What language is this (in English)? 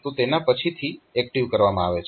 Gujarati